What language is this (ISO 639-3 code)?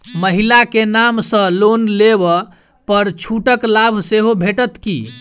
mai